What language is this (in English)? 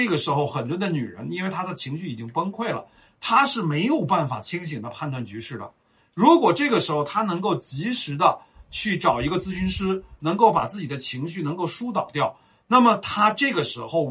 Chinese